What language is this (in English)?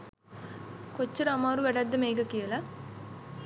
Sinhala